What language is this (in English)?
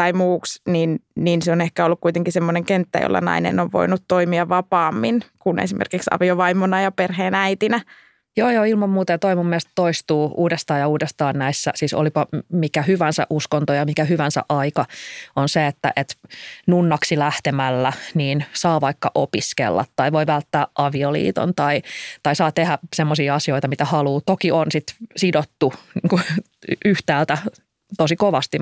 Finnish